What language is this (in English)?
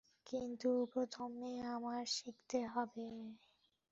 Bangla